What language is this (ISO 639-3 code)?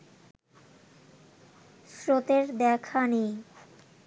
ben